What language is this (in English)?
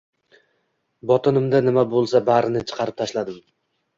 Uzbek